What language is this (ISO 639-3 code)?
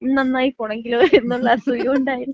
mal